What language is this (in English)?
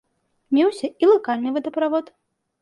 Belarusian